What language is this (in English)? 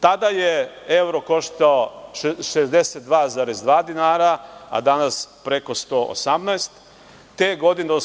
Serbian